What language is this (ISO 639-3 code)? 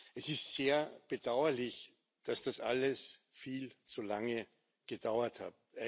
deu